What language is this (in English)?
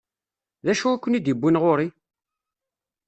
Kabyle